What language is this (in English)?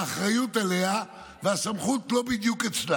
Hebrew